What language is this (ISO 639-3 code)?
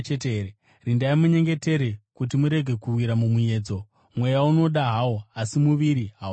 sna